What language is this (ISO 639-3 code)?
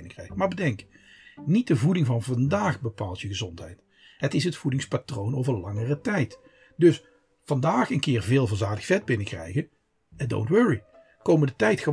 nld